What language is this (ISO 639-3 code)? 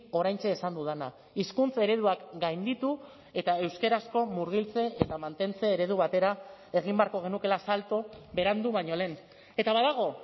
eus